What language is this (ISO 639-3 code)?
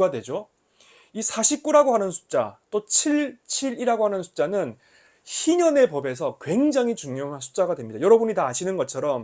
kor